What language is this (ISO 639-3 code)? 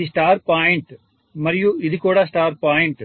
tel